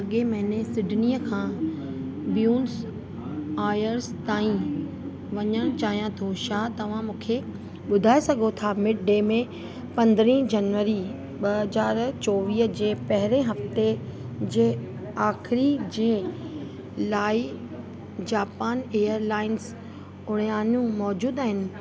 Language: Sindhi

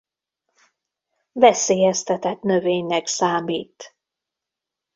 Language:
Hungarian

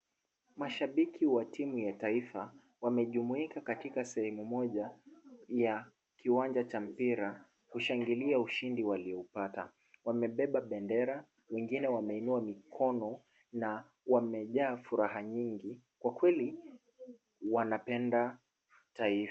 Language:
Swahili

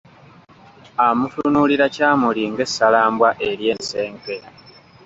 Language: Ganda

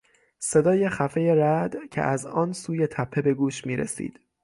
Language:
Persian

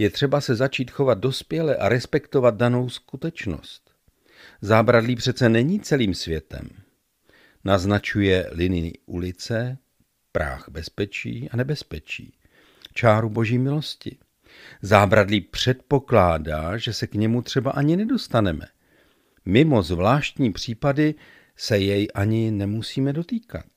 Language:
Czech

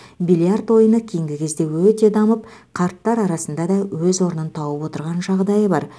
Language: Kazakh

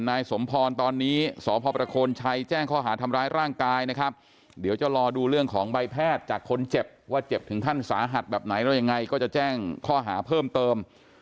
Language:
Thai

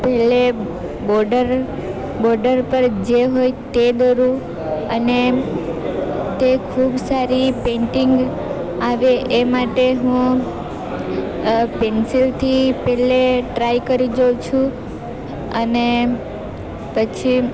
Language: Gujarati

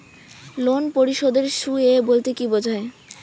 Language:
Bangla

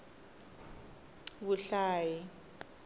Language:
Tsonga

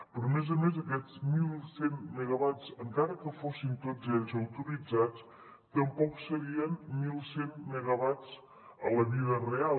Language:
Catalan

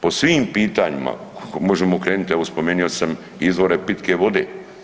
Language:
Croatian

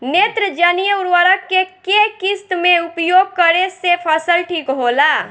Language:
Bhojpuri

